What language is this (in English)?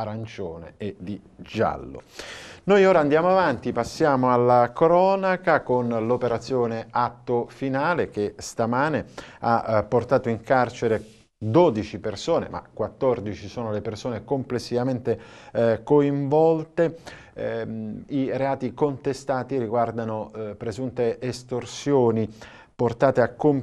Italian